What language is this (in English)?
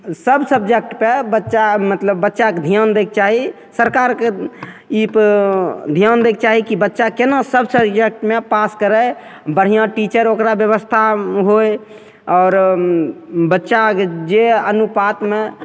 Maithili